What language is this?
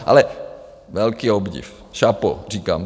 Czech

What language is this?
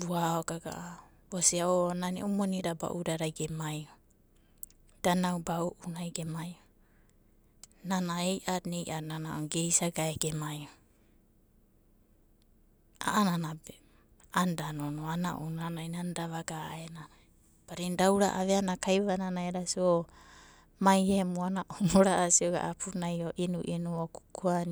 Abadi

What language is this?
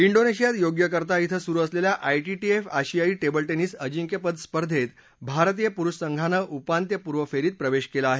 Marathi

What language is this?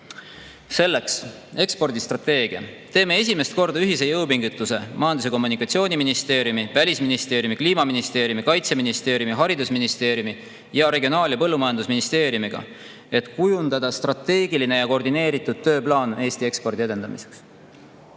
Estonian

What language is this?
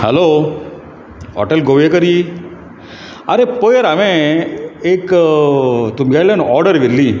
Konkani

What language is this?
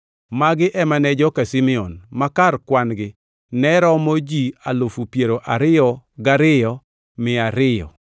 Luo (Kenya and Tanzania)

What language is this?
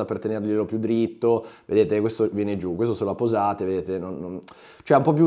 Italian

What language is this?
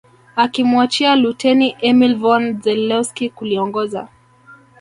Swahili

